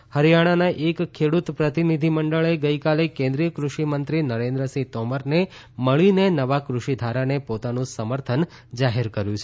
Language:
Gujarati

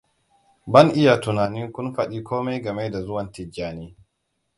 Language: Hausa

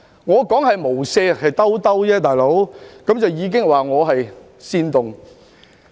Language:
Cantonese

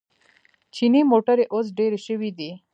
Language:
Pashto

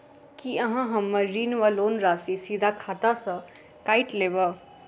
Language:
Maithili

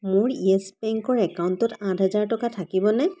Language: Assamese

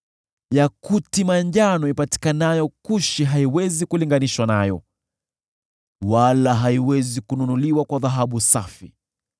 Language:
Swahili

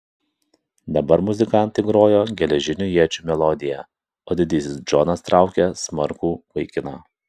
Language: Lithuanian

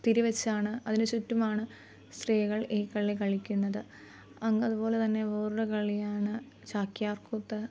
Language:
Malayalam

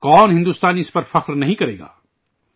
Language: Urdu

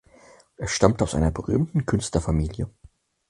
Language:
German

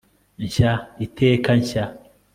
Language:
Kinyarwanda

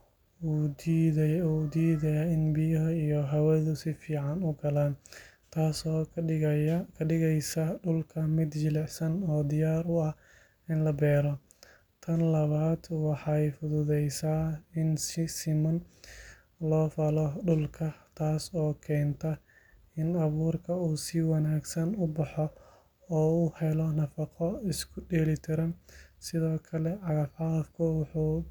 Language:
Somali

